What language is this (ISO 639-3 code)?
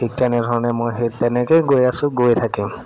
asm